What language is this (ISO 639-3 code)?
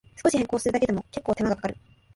jpn